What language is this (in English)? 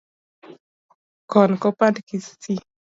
Luo (Kenya and Tanzania)